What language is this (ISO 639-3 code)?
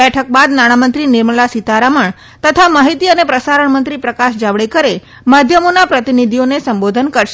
guj